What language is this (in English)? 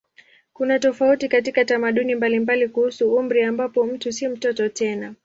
Swahili